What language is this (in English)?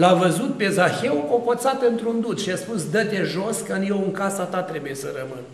Romanian